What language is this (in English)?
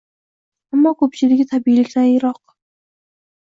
Uzbek